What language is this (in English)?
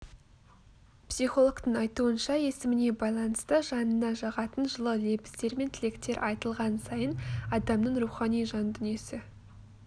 Kazakh